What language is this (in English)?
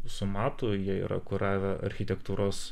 Lithuanian